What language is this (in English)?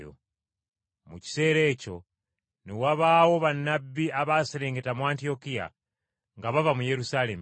Ganda